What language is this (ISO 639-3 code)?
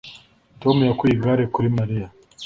kin